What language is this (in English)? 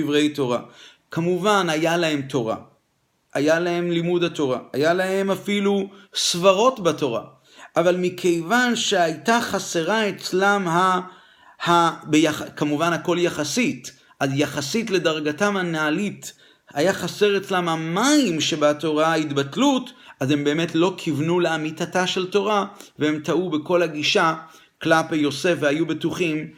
Hebrew